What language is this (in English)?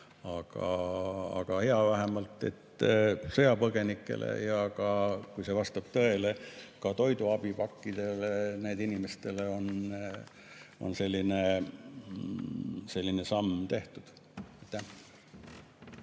Estonian